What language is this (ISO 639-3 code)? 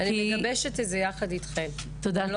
heb